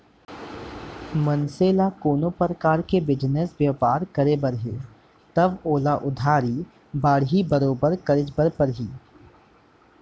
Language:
Chhattisgarhi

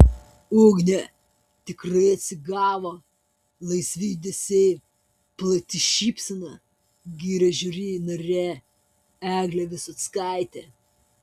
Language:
Lithuanian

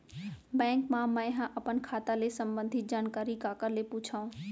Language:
Chhattisgarhi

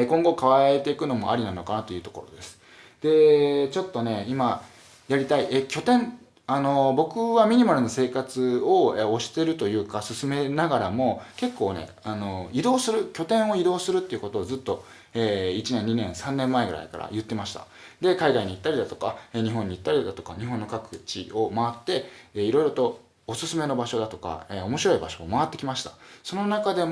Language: Japanese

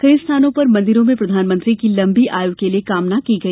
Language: Hindi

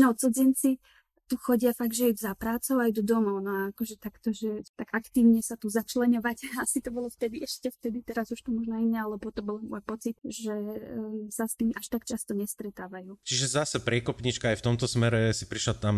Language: Slovak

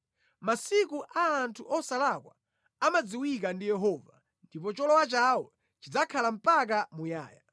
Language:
Nyanja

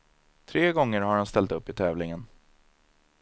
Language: Swedish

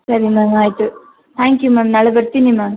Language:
Kannada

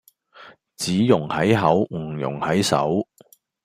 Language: Cantonese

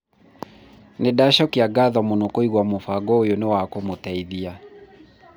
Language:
Kikuyu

